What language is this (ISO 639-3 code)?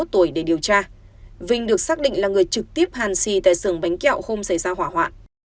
vie